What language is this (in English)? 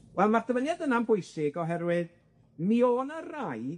Welsh